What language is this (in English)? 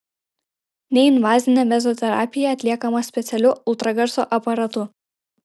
Lithuanian